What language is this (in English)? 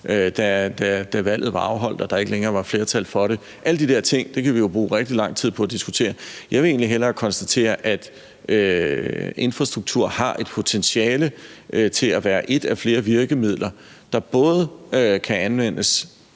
Danish